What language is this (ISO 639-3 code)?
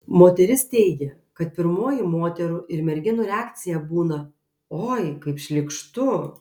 lit